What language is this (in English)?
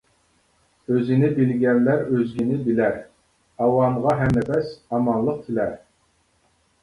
Uyghur